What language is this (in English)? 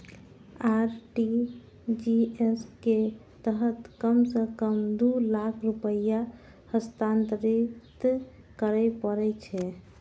Maithili